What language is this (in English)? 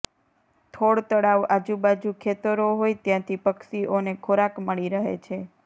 Gujarati